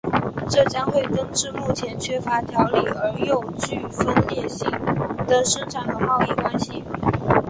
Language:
Chinese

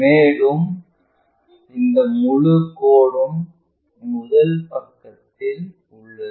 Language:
Tamil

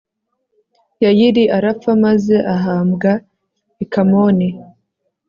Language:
Kinyarwanda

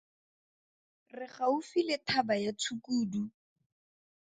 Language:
Tswana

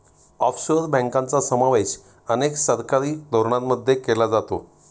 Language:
Marathi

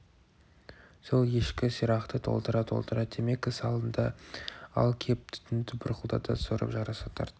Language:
Kazakh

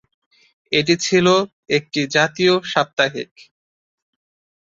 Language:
Bangla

